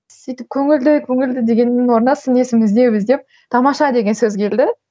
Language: Kazakh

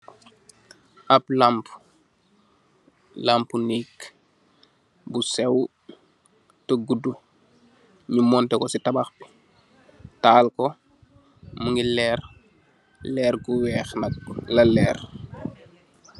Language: Wolof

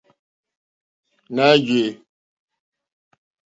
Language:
Mokpwe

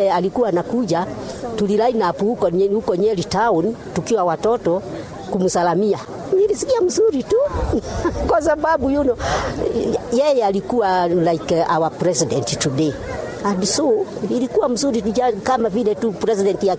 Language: Swahili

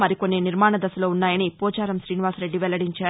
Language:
Telugu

